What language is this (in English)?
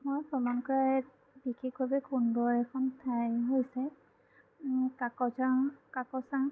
Assamese